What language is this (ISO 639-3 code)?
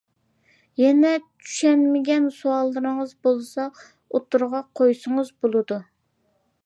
uig